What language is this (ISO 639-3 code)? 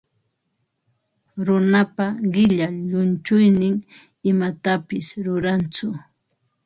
qva